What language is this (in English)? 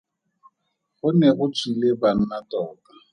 Tswana